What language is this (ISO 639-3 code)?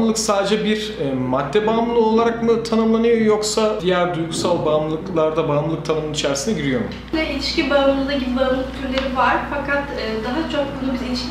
tur